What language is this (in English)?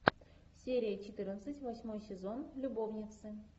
Russian